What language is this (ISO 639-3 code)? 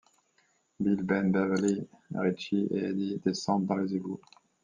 fra